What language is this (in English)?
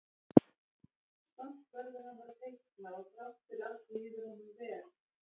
Icelandic